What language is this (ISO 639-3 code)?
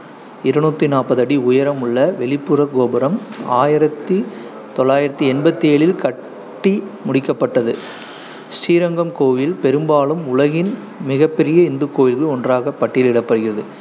tam